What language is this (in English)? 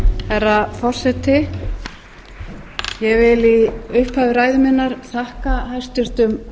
Icelandic